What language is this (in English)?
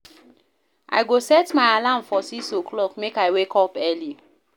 Nigerian Pidgin